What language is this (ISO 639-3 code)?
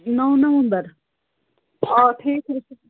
kas